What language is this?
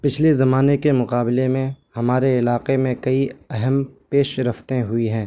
Urdu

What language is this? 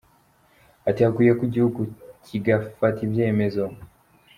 Kinyarwanda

